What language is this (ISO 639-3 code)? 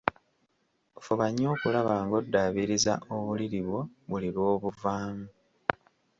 lug